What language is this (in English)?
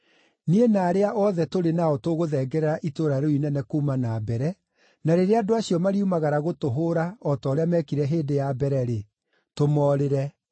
Kikuyu